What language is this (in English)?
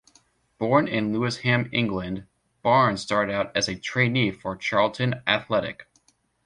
English